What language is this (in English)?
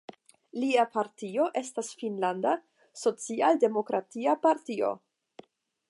Esperanto